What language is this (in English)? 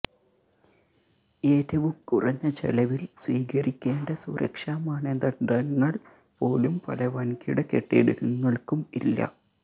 Malayalam